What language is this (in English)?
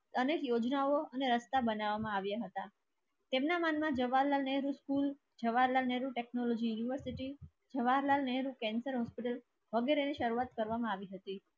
Gujarati